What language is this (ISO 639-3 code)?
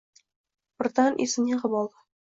uzb